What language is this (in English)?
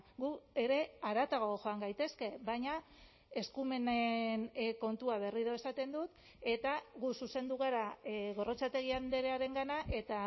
Basque